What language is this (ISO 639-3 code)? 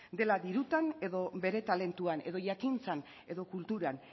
eus